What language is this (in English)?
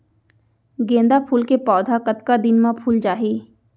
Chhattisgarhi